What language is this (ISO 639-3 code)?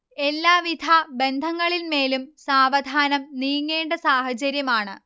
mal